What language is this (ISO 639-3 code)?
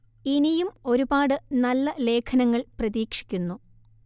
mal